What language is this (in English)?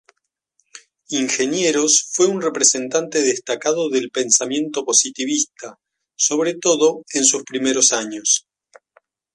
Spanish